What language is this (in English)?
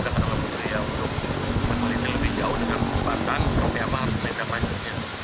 Indonesian